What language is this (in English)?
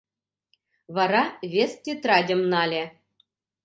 Mari